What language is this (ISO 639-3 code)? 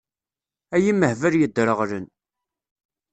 kab